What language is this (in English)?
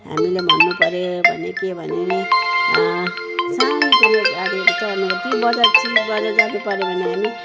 Nepali